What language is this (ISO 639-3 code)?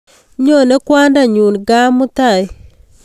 kln